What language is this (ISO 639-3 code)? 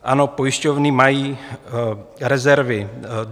ces